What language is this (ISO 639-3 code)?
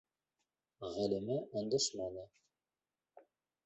bak